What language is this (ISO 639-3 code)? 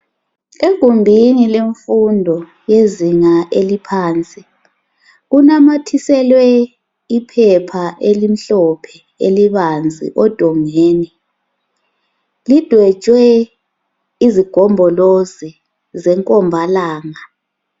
nde